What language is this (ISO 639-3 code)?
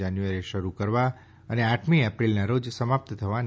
guj